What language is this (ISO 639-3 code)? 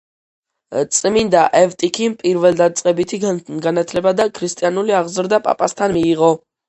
kat